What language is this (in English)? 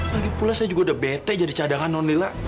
Indonesian